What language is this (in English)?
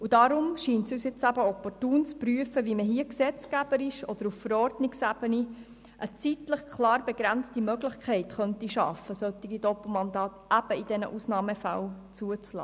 Swiss German